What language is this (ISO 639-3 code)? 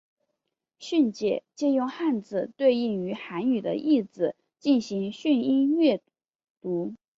zho